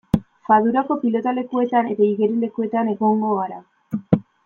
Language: Basque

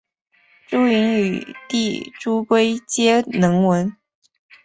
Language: Chinese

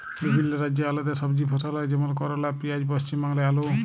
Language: Bangla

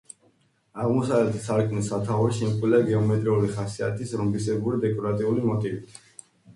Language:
Georgian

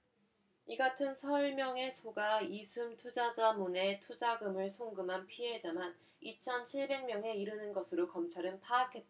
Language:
Korean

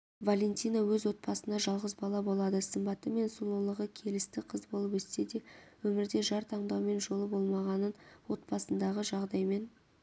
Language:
Kazakh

